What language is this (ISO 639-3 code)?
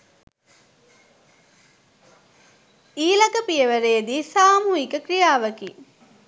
sin